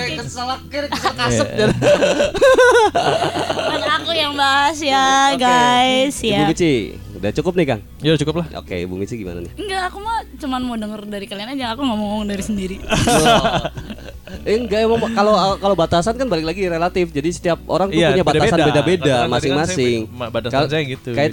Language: Indonesian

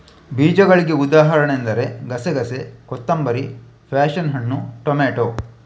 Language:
Kannada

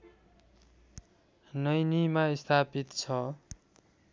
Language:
Nepali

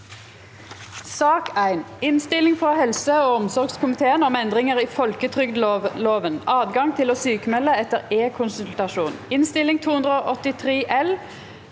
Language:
Norwegian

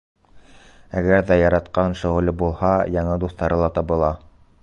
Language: Bashkir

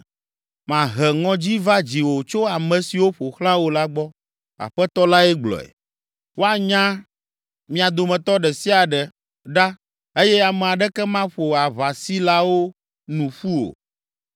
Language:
Ewe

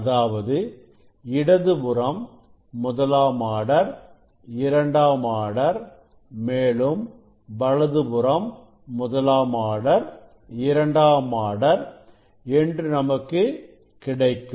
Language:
Tamil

